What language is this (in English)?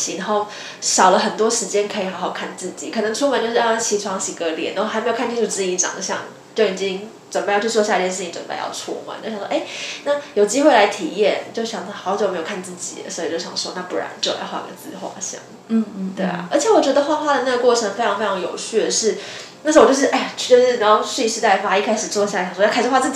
Chinese